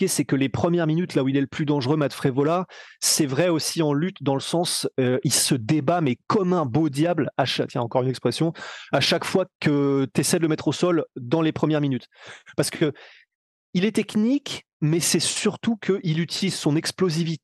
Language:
French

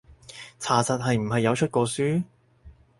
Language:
Cantonese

